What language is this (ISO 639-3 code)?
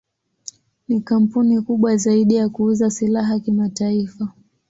swa